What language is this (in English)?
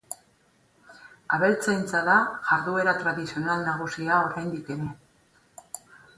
Basque